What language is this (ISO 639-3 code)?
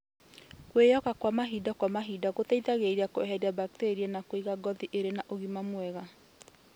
kik